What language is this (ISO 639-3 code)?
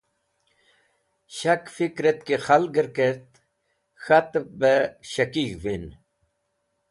wbl